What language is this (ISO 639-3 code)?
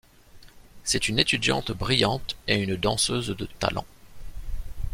fra